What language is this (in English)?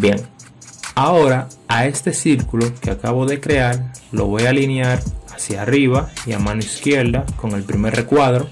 Spanish